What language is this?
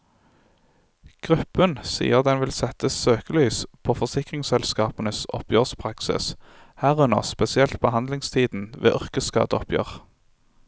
Norwegian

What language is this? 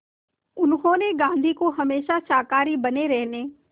Hindi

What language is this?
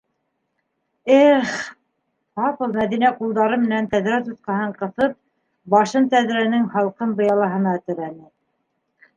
Bashkir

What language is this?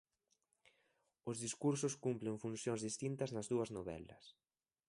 Galician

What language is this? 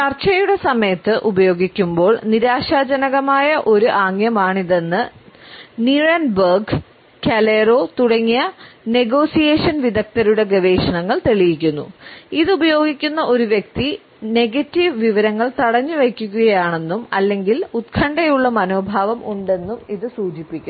Malayalam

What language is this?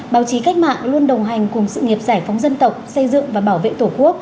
Vietnamese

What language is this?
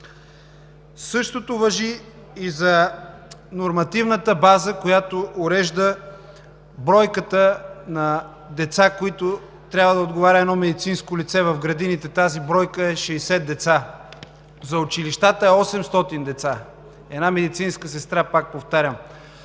Bulgarian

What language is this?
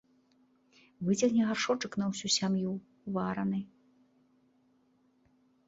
Belarusian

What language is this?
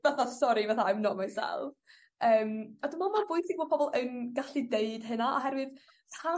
Welsh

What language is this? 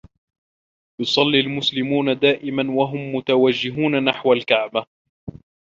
Arabic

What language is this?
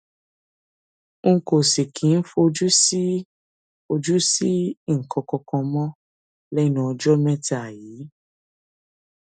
Yoruba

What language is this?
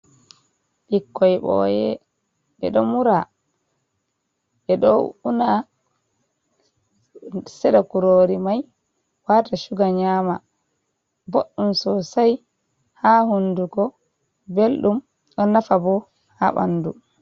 Fula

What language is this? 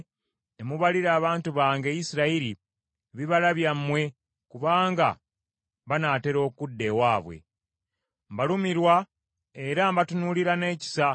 Ganda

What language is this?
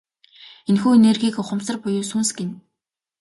Mongolian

